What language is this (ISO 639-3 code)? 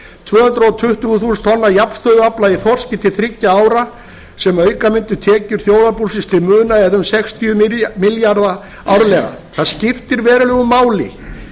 isl